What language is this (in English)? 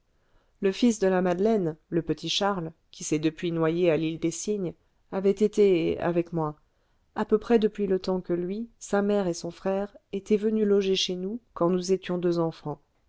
French